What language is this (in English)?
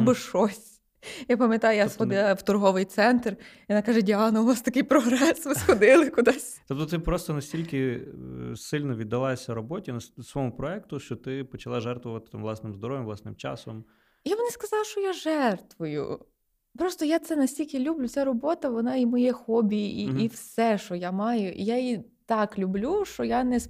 Ukrainian